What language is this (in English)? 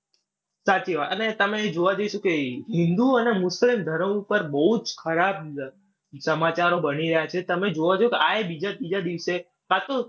Gujarati